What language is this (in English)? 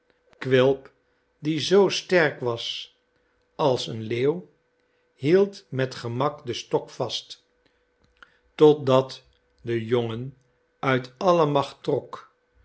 Dutch